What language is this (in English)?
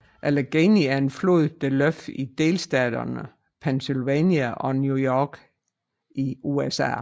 Danish